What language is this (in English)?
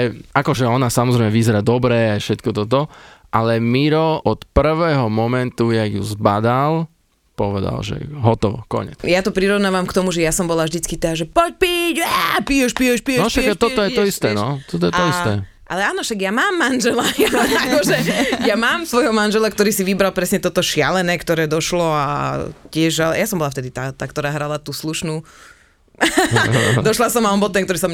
Slovak